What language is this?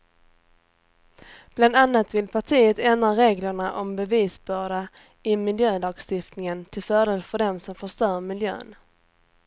Swedish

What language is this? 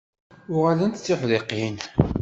Kabyle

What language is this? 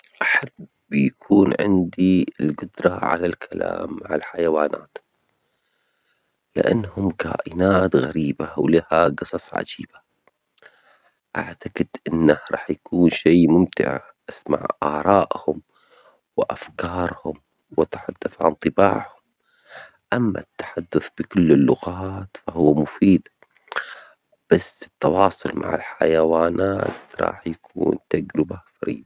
Omani Arabic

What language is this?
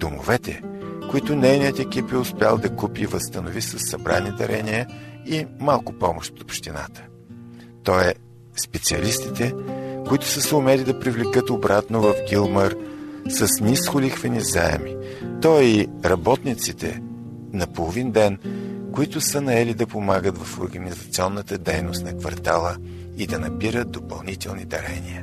Bulgarian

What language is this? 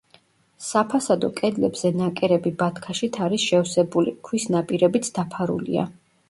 Georgian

